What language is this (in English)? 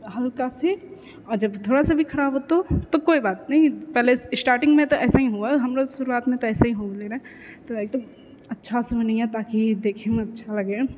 Maithili